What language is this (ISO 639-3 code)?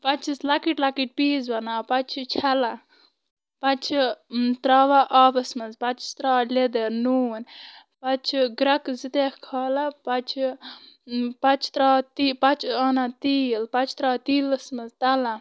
kas